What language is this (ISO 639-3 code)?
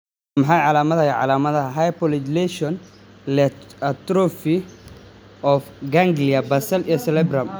som